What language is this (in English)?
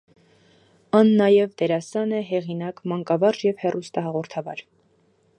Armenian